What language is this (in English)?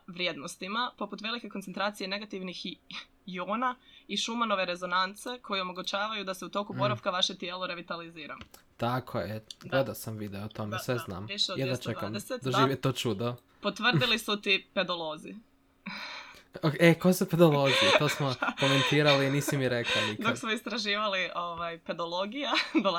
Croatian